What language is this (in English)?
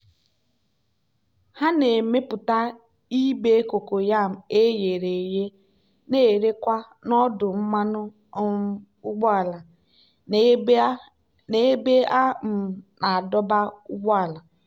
Igbo